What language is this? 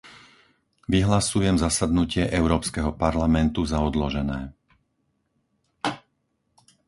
Slovak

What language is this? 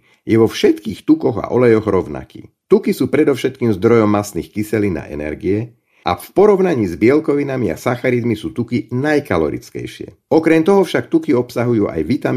Slovak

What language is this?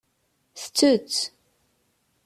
Kabyle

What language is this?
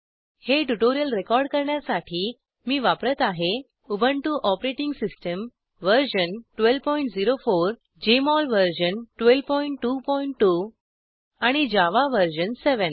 Marathi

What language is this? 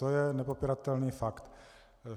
Czech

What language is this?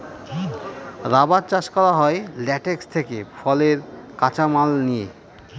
Bangla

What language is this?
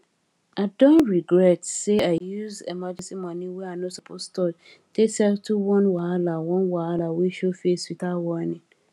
Nigerian Pidgin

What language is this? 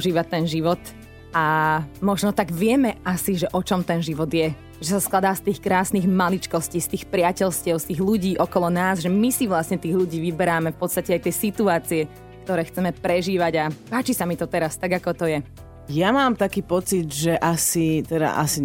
Slovak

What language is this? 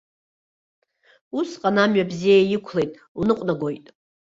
Abkhazian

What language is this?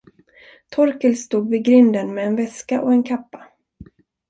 Swedish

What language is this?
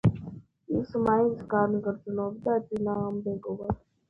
Georgian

